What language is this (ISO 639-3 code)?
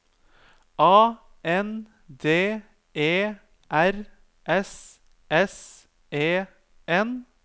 nor